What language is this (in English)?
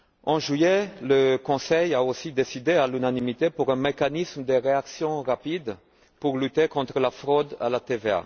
French